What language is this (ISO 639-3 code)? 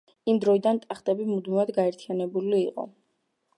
kat